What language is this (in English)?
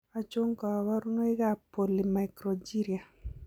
Kalenjin